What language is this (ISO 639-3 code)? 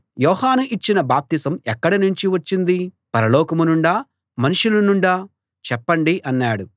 tel